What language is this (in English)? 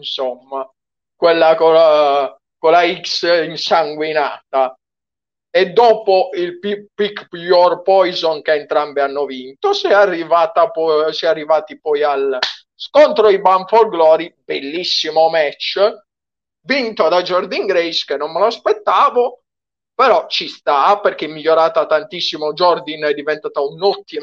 Italian